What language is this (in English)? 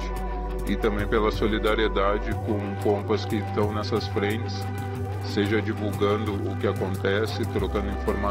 Portuguese